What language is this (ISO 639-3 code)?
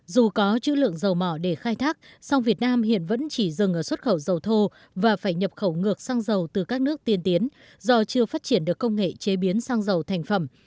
vie